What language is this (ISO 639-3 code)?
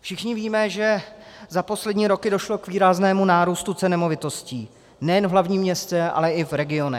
ces